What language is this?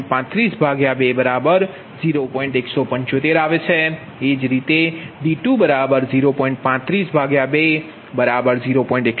Gujarati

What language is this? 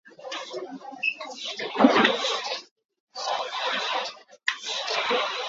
Hakha Chin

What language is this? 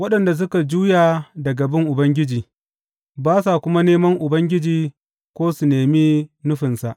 Hausa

